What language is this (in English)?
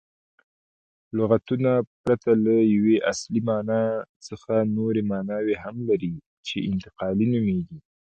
Pashto